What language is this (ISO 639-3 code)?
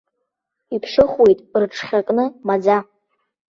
abk